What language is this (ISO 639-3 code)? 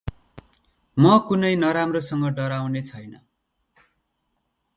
nep